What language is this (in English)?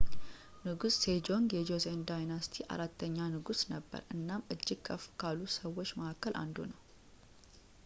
Amharic